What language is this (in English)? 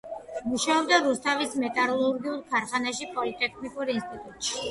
Georgian